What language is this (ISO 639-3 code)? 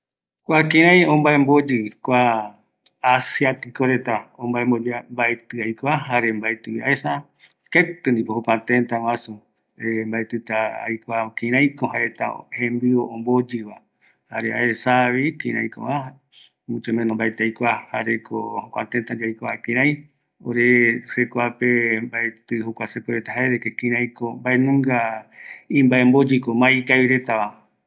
gui